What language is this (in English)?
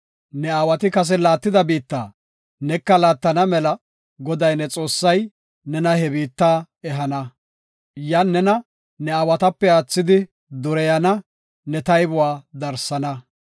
Gofa